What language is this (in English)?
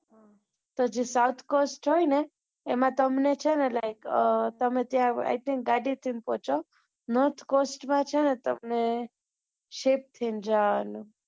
Gujarati